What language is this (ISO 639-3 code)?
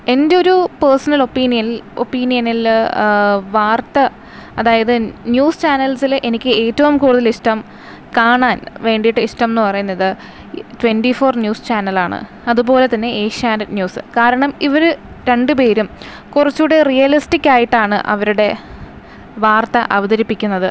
mal